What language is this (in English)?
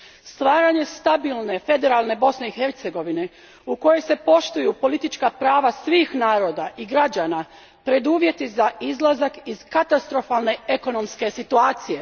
Croatian